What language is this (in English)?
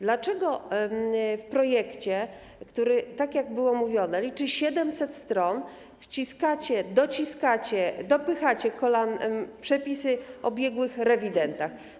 Polish